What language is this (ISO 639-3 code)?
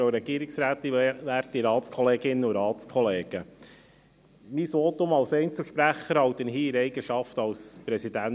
gsw